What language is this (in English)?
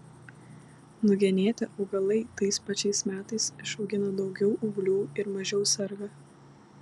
Lithuanian